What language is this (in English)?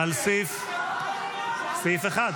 Hebrew